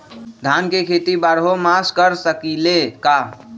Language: Magahi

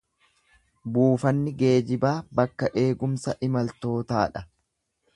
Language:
Oromo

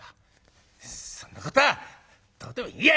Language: Japanese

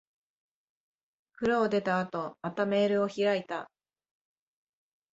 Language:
Japanese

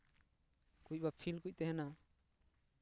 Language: Santali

